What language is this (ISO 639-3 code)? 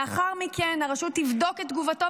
heb